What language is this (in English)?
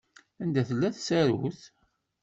Kabyle